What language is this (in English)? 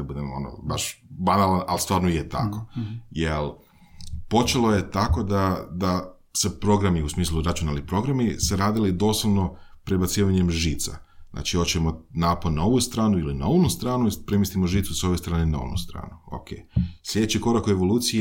Croatian